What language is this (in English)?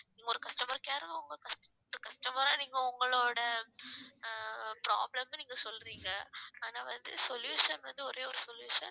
Tamil